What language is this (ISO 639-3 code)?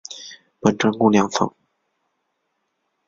zho